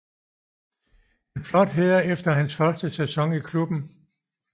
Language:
Danish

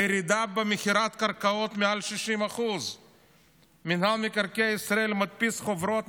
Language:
Hebrew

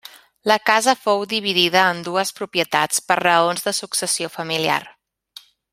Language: Catalan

